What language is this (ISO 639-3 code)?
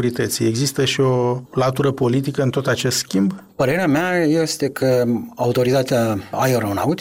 ron